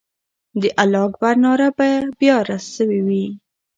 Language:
Pashto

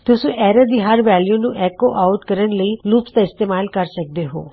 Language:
Punjabi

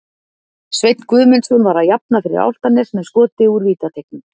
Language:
Icelandic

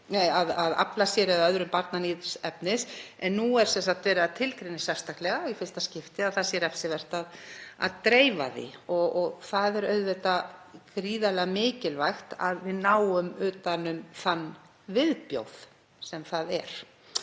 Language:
Icelandic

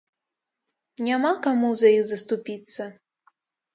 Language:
Belarusian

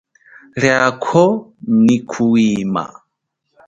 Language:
Chokwe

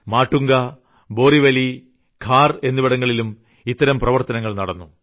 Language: Malayalam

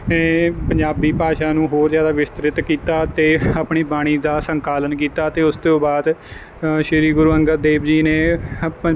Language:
Punjabi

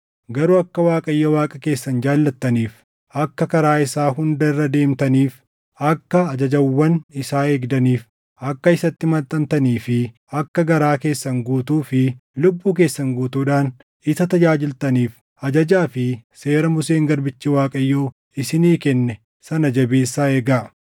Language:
Oromo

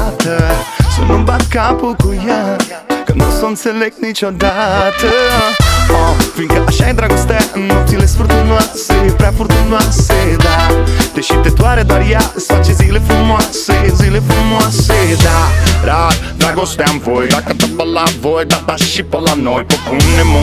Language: Romanian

